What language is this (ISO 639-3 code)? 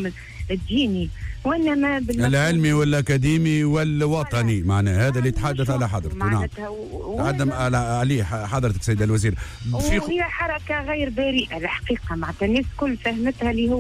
ara